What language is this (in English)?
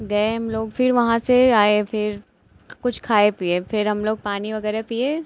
Hindi